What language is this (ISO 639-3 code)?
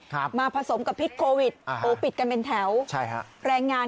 tha